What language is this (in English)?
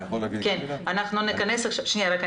Hebrew